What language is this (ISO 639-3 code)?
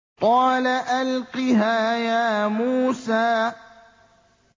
ara